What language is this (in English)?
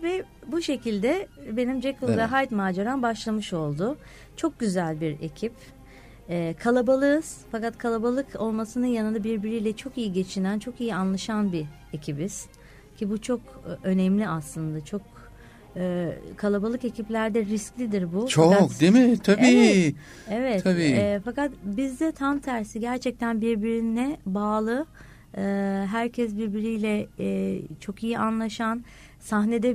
Turkish